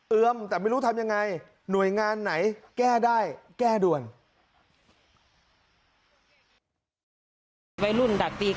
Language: Thai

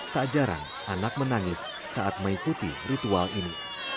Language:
Indonesian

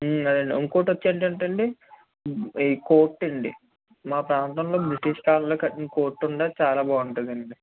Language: Telugu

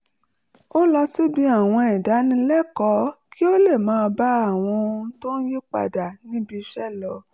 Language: Yoruba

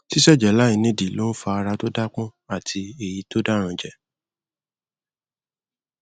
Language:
Yoruba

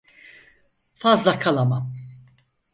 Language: Turkish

